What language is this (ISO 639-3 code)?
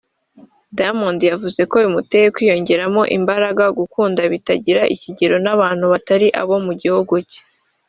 kin